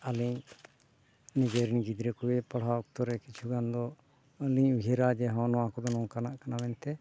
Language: Santali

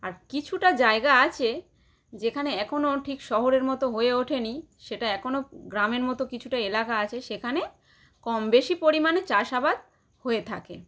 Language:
Bangla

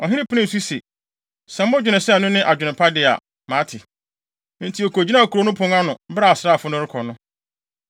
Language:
Akan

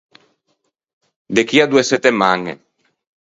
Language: Ligurian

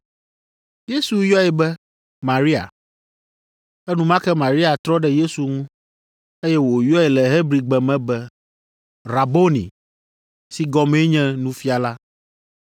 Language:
Ewe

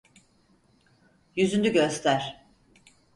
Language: Turkish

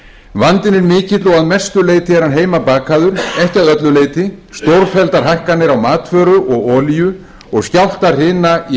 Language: Icelandic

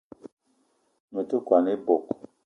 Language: Eton (Cameroon)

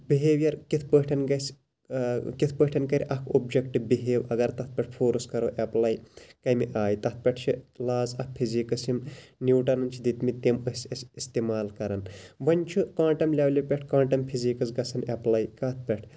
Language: Kashmiri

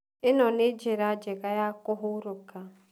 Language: Kikuyu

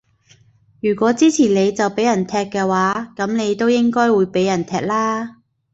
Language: Cantonese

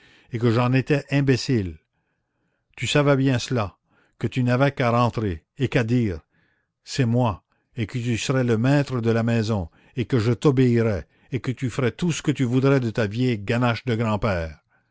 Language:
French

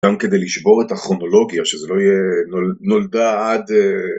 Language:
Hebrew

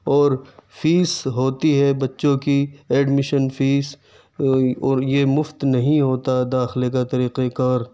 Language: Urdu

